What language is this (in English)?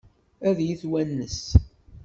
Kabyle